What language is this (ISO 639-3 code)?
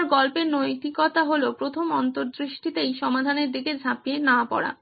ben